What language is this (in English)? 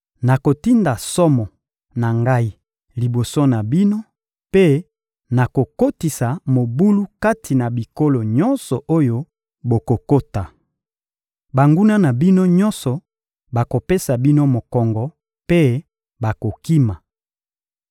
Lingala